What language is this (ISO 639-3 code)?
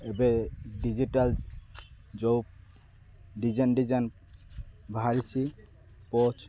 ori